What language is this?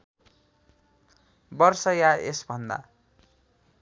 Nepali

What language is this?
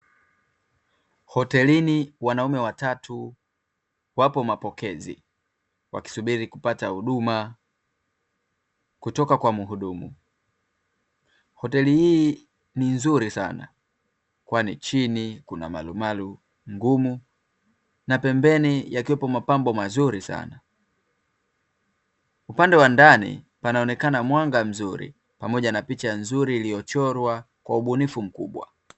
Swahili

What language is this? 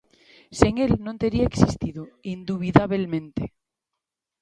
Galician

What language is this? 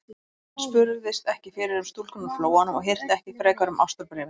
Icelandic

